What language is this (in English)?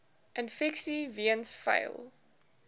Afrikaans